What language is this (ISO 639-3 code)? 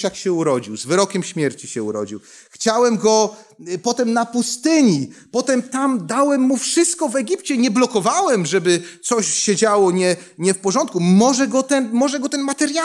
pol